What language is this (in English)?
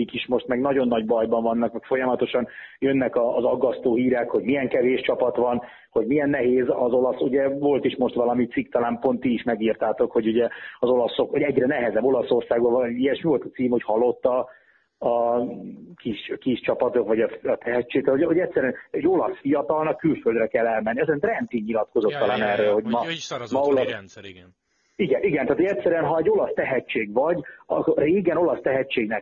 Hungarian